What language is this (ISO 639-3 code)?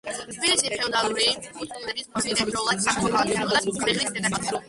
kat